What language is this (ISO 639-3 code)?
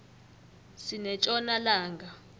nbl